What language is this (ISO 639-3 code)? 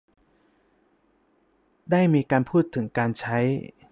tha